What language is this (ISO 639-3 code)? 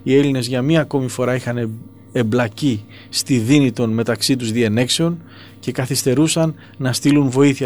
ell